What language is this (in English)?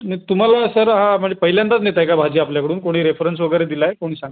Marathi